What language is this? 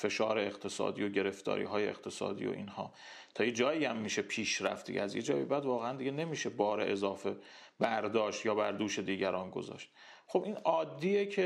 Persian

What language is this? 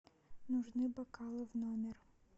Russian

